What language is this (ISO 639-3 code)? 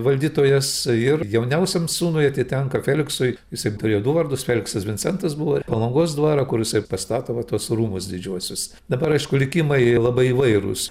lit